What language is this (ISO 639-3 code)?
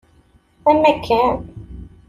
kab